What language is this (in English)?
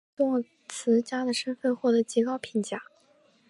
Chinese